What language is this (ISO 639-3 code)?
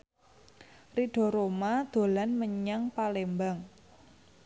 jav